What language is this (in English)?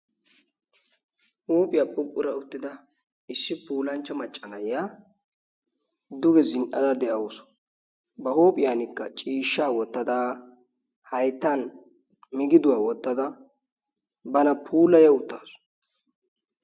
Wolaytta